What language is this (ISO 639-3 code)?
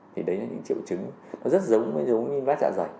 vie